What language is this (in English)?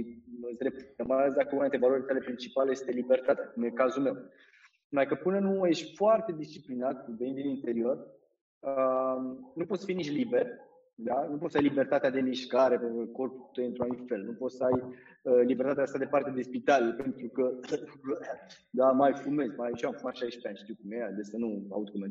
Romanian